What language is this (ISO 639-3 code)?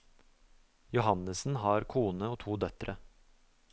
nor